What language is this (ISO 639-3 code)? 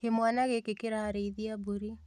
kik